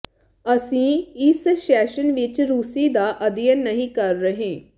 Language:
Punjabi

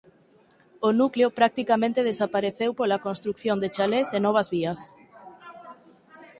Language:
Galician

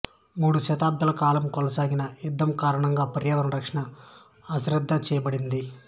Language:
Telugu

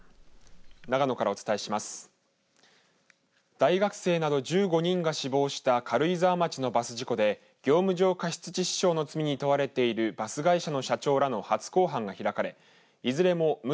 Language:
Japanese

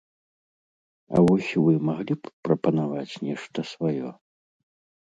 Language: Belarusian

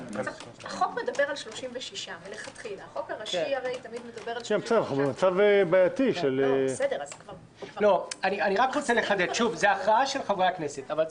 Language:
Hebrew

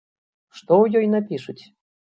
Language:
Belarusian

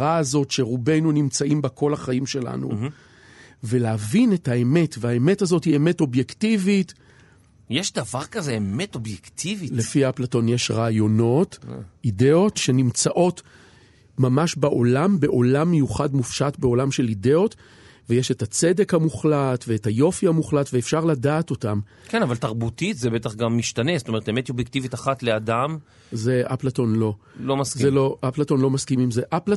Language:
Hebrew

